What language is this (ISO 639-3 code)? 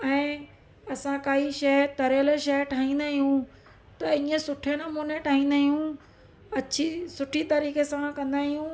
snd